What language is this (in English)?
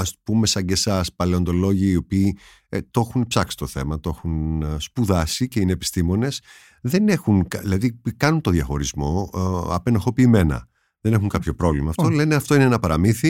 Greek